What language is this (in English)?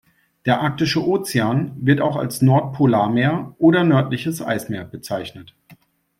German